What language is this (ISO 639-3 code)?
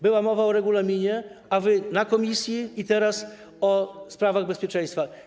pol